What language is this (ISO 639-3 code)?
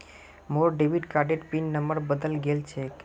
mag